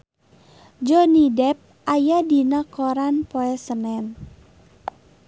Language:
Sundanese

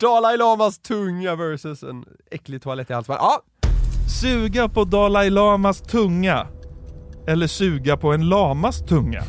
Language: Swedish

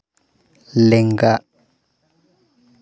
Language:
Santali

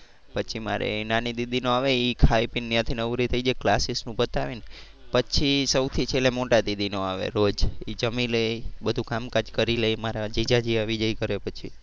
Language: Gujarati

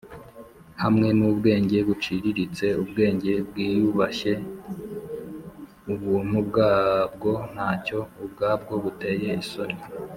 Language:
Kinyarwanda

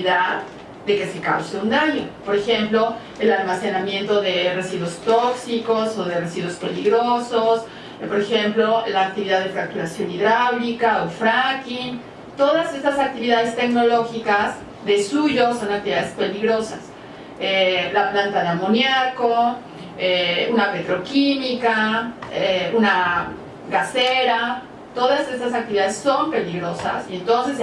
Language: Spanish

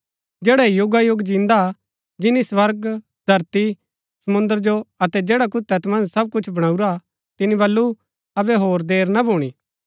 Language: Gaddi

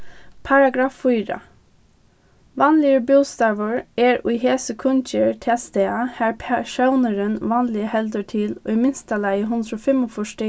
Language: Faroese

